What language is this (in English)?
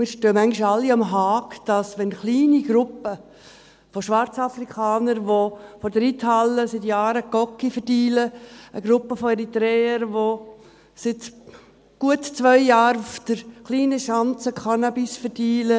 Swiss German